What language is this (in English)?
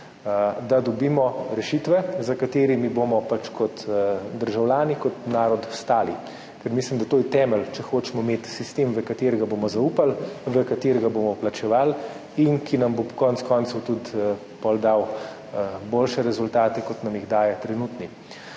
Slovenian